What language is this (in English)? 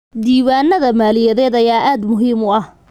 Somali